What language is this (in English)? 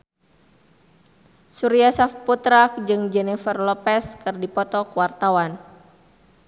Sundanese